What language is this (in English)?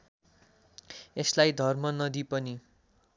Nepali